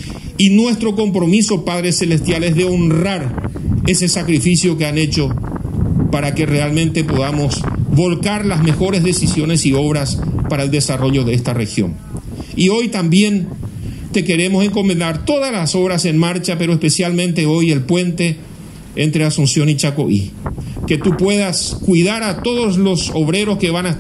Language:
Spanish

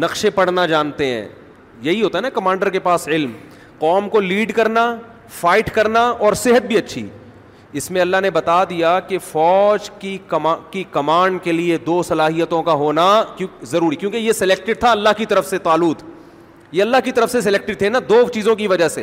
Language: Urdu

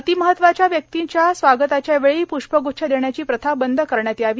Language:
Marathi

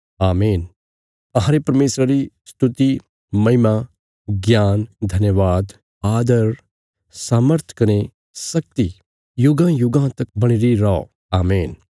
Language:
Bilaspuri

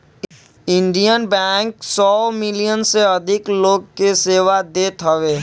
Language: Bhojpuri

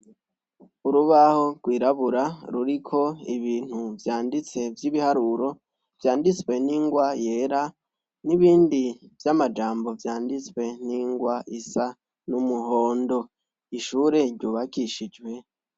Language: Rundi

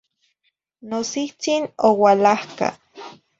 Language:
Zacatlán-Ahuacatlán-Tepetzintla Nahuatl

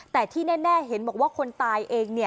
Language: Thai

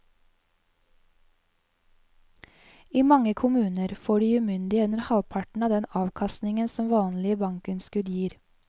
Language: Norwegian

